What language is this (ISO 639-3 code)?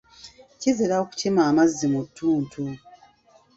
lug